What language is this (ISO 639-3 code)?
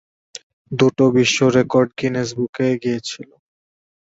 ben